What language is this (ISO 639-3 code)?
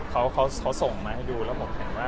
tha